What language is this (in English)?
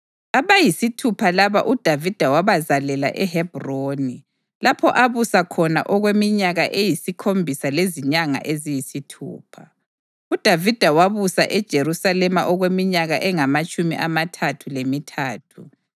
North Ndebele